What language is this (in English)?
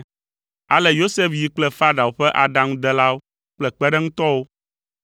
Ewe